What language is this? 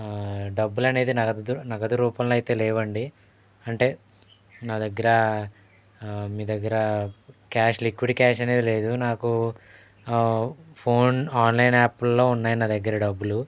Telugu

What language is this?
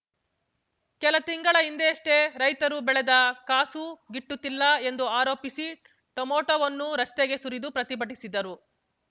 Kannada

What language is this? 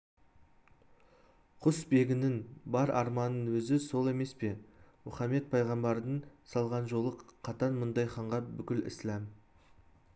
Kazakh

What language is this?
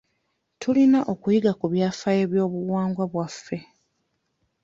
Ganda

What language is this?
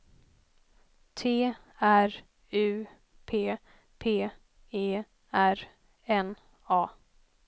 Swedish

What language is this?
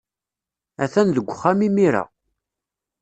Kabyle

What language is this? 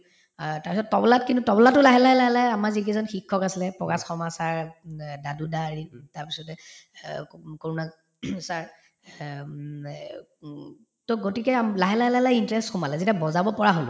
Assamese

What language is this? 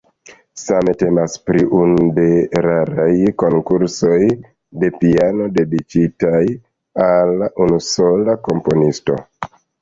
Esperanto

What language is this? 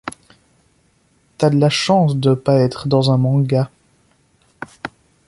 French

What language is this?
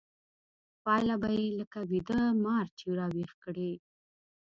Pashto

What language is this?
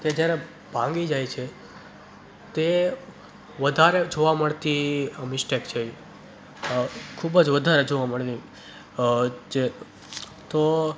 Gujarati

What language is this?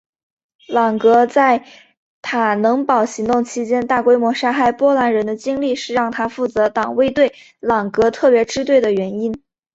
Chinese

